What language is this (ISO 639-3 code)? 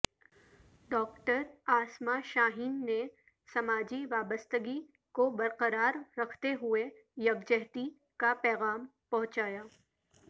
urd